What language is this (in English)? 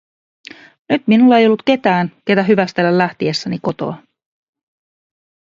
Finnish